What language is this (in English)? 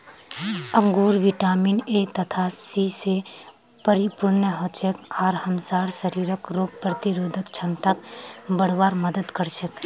Magahi